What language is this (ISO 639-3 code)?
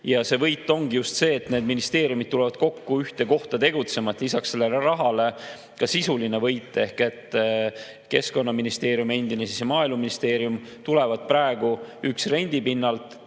est